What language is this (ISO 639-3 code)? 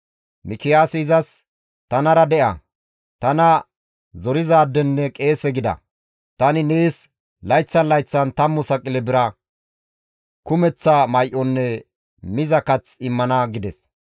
gmv